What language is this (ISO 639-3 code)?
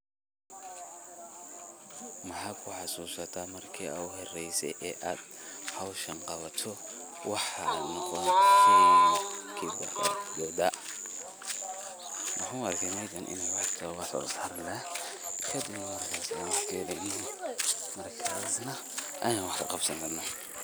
som